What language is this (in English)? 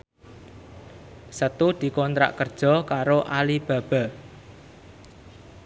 Javanese